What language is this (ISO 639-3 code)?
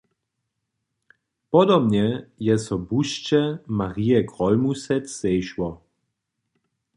hsb